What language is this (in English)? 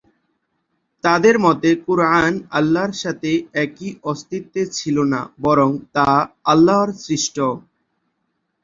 Bangla